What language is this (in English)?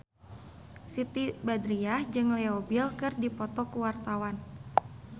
Sundanese